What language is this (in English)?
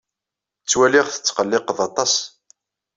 Kabyle